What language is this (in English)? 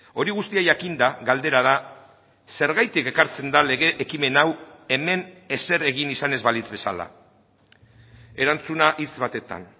Basque